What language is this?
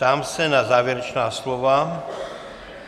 Czech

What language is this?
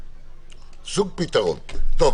Hebrew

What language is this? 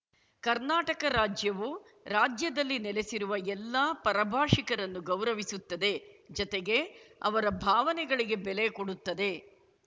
Kannada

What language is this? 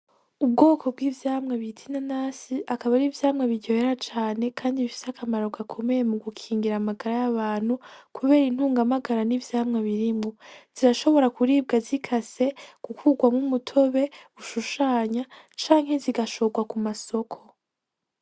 Rundi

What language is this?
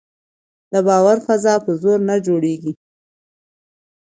Pashto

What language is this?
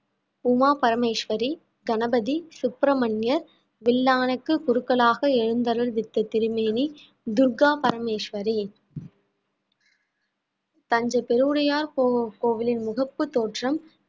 Tamil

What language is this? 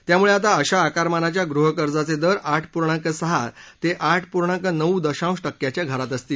Marathi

